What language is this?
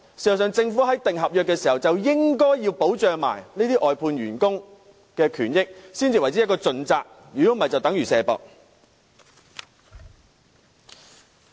Cantonese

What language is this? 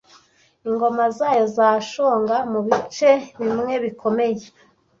Kinyarwanda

